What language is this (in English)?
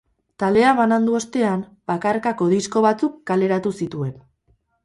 Basque